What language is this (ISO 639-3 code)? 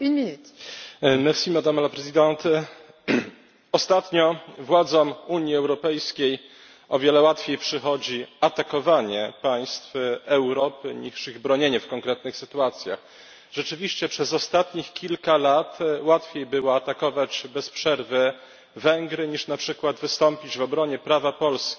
pol